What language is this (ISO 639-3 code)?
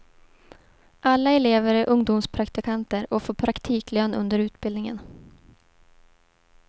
swe